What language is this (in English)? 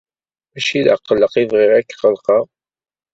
Kabyle